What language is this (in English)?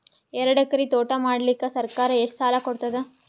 Kannada